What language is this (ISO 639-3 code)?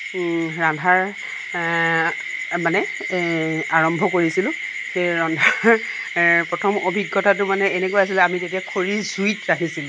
asm